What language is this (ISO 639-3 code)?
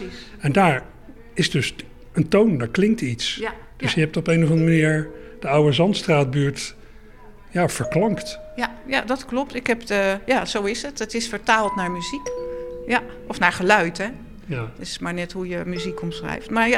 nld